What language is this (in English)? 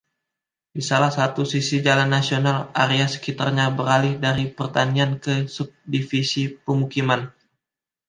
Indonesian